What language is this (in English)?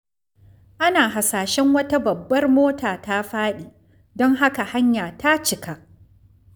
Hausa